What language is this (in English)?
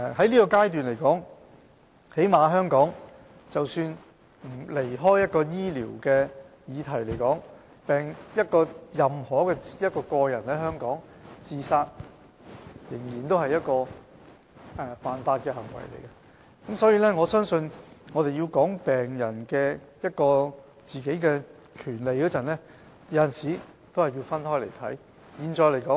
Cantonese